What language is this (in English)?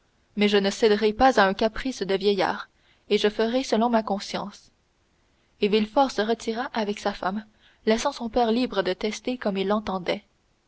French